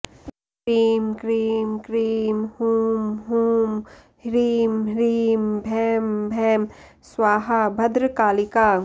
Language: Sanskrit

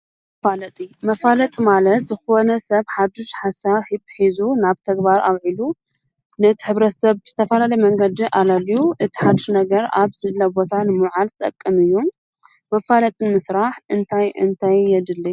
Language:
Tigrinya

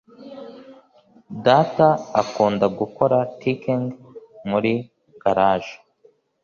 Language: Kinyarwanda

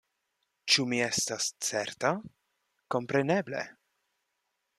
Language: Esperanto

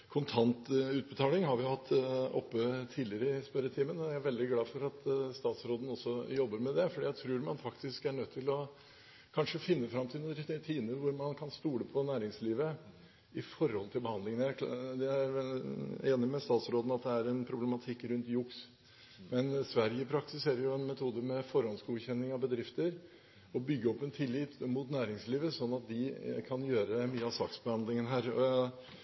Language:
Norwegian Bokmål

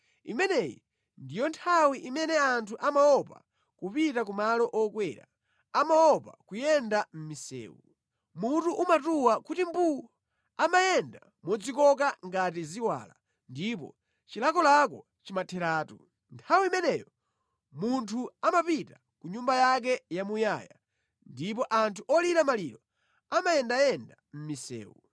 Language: Nyanja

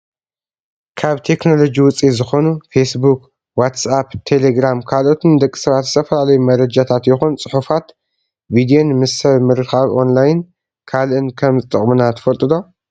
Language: Tigrinya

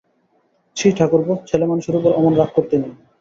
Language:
Bangla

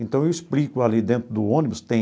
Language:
Portuguese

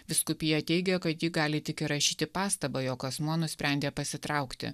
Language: Lithuanian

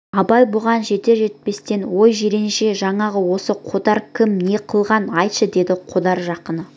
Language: Kazakh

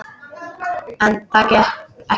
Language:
Icelandic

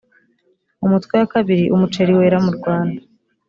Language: Kinyarwanda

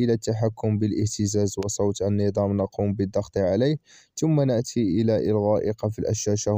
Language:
Arabic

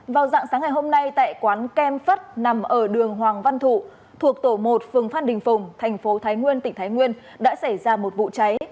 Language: Vietnamese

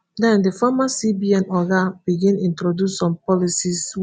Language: Nigerian Pidgin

